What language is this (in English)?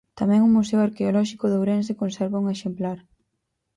Galician